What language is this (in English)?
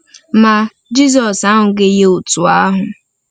Igbo